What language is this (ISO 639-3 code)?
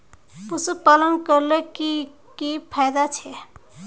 mag